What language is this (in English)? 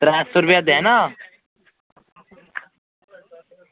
Dogri